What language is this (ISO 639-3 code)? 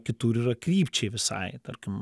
lit